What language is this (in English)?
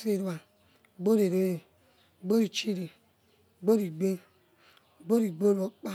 Yekhee